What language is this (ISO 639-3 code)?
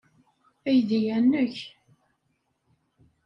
kab